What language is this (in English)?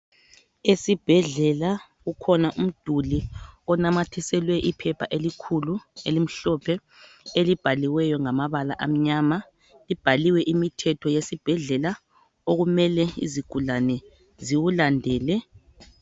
North Ndebele